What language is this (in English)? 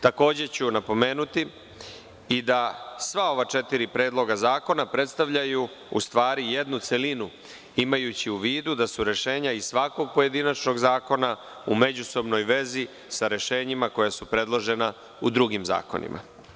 Serbian